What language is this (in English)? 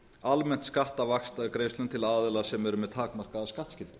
Icelandic